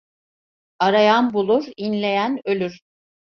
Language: Turkish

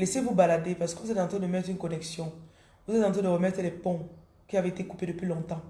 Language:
French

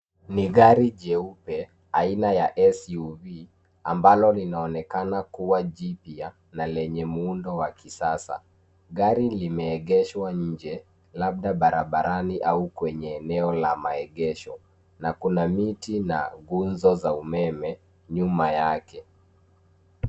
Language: Swahili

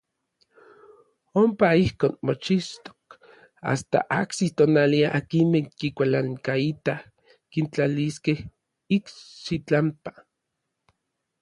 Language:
Orizaba Nahuatl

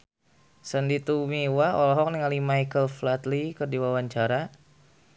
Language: Sundanese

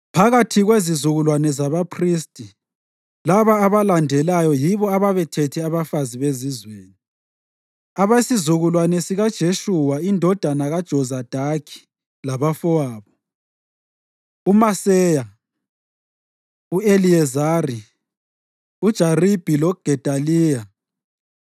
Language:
North Ndebele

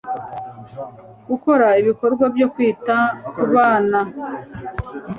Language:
Kinyarwanda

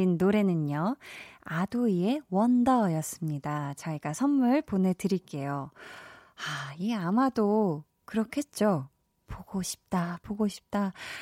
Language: Korean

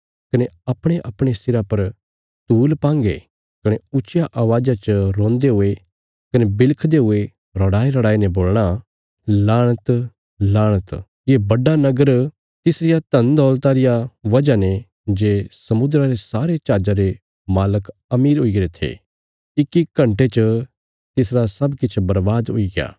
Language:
Bilaspuri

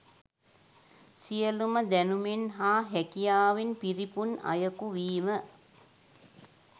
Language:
Sinhala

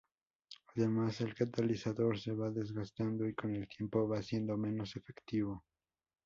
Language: Spanish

